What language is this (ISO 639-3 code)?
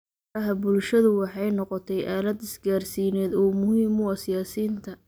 som